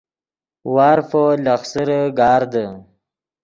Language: Yidgha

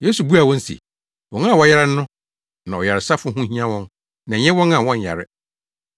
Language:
Akan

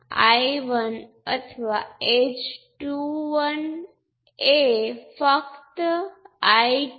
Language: Gujarati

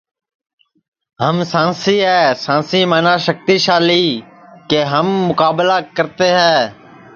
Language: Sansi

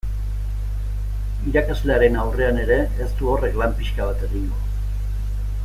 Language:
Basque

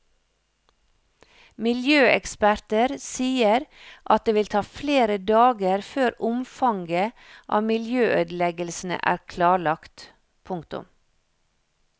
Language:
Norwegian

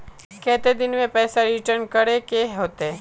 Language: Magahi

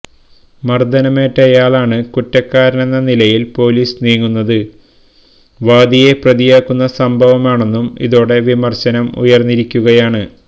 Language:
Malayalam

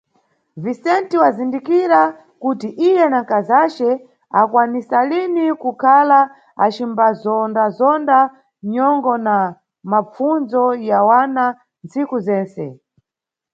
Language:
Nyungwe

